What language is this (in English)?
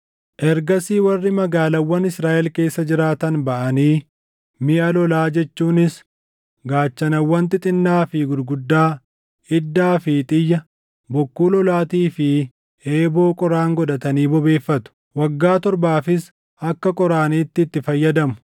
Oromo